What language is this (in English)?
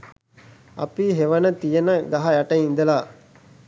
Sinhala